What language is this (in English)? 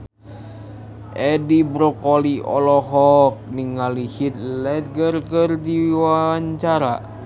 Sundanese